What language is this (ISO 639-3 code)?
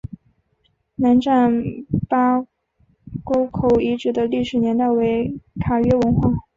zho